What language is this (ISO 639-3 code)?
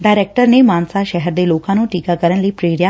pan